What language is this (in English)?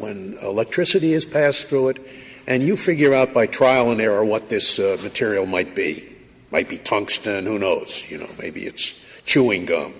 English